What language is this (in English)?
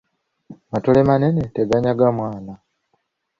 Ganda